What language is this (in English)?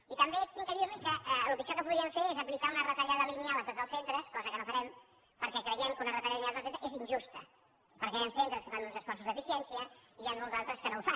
Catalan